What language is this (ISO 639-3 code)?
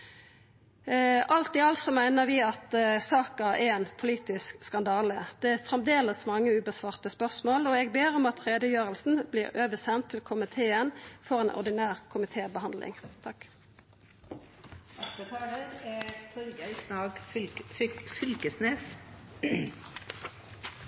nno